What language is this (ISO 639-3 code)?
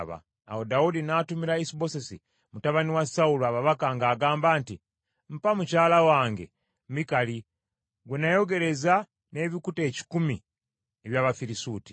lug